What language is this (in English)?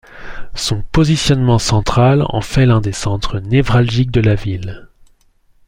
French